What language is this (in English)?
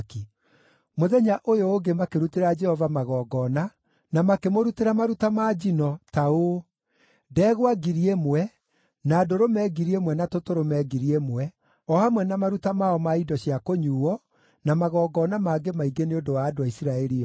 Kikuyu